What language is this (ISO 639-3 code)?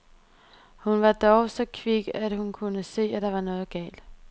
dan